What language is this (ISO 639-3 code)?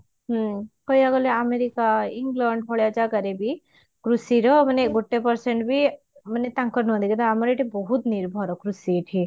ori